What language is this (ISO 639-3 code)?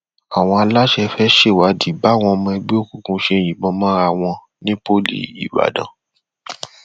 yor